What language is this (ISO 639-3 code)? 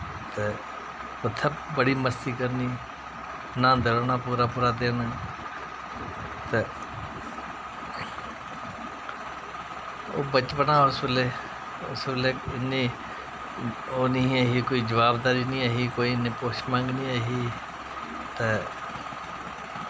doi